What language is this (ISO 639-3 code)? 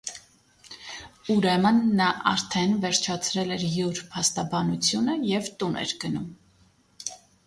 hye